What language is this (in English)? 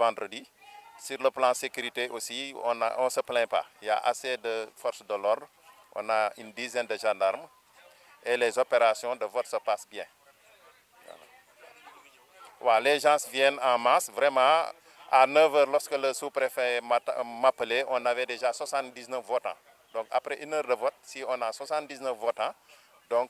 French